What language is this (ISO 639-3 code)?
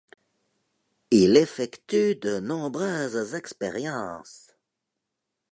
fra